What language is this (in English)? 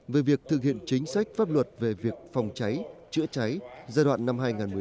Vietnamese